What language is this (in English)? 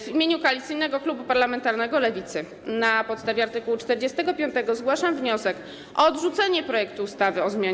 Polish